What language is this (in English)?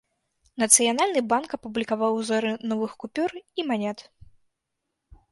Belarusian